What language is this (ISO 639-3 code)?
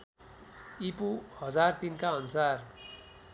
nep